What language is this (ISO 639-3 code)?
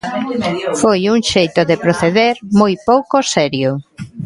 glg